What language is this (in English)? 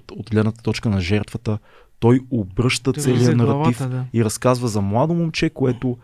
Bulgarian